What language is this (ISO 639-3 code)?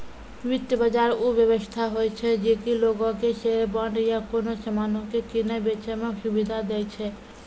mai